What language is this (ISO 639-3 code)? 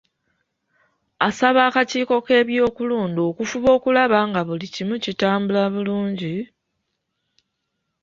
lug